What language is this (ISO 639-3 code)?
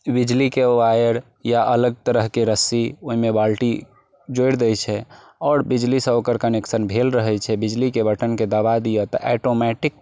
mai